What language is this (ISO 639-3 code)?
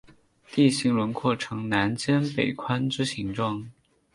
zho